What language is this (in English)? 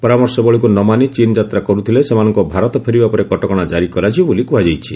Odia